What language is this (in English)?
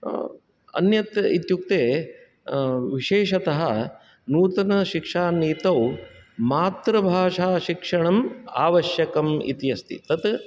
Sanskrit